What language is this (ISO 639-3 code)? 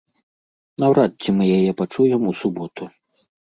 bel